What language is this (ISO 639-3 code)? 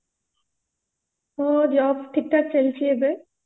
ori